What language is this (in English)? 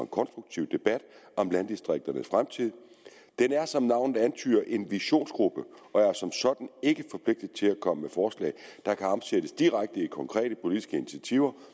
Danish